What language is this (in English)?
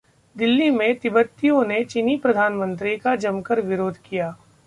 Hindi